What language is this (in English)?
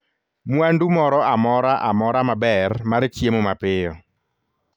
Luo (Kenya and Tanzania)